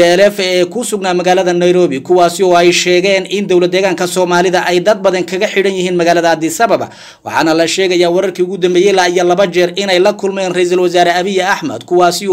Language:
Arabic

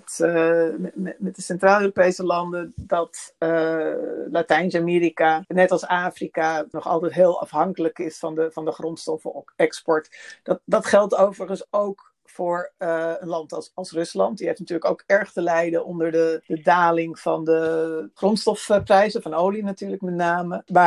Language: Dutch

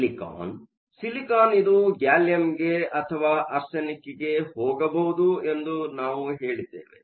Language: Kannada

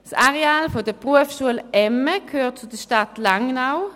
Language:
Swiss German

